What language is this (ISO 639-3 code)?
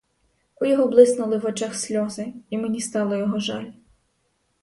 ukr